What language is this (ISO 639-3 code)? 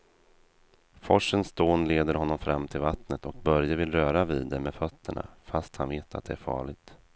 swe